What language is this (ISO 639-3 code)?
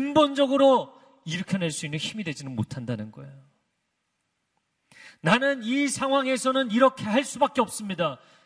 kor